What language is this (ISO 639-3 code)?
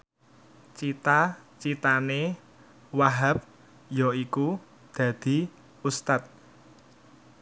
jav